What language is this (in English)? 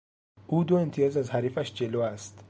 Persian